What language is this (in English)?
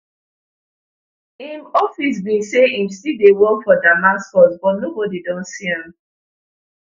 Nigerian Pidgin